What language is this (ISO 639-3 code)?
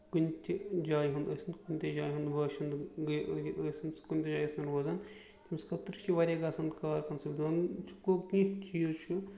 kas